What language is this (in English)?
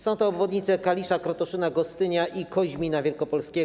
Polish